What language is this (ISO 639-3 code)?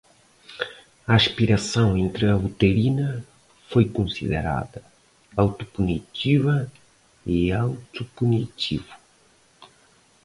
por